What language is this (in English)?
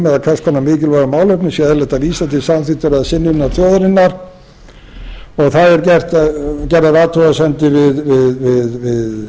Icelandic